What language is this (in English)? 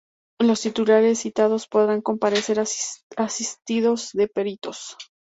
Spanish